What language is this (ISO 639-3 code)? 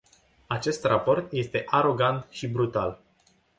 ron